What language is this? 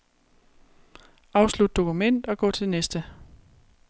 Danish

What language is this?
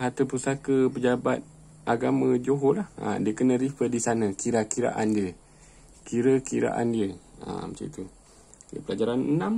Malay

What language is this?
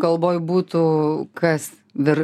Lithuanian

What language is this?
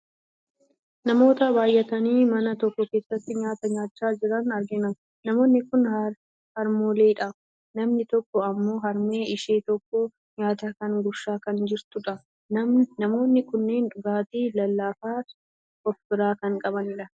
Oromo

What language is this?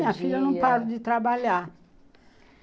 Portuguese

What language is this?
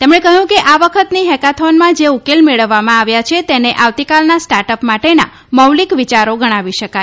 Gujarati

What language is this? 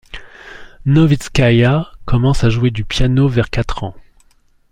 French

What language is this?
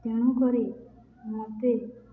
Odia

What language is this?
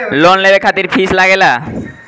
Bhojpuri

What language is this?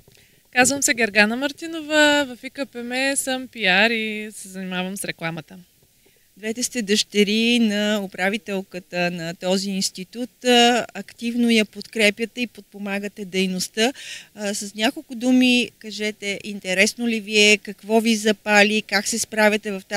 Bulgarian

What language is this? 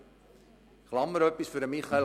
Swiss German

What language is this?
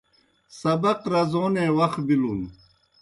Kohistani Shina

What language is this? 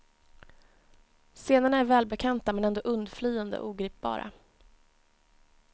Swedish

